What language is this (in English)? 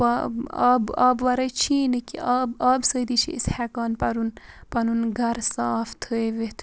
Kashmiri